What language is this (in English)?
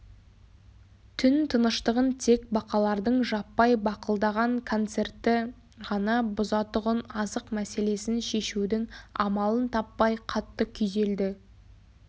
Kazakh